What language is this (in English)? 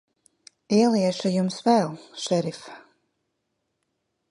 Latvian